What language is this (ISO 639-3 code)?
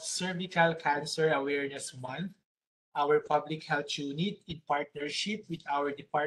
fil